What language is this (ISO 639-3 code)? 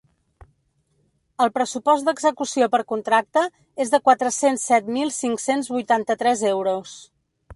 cat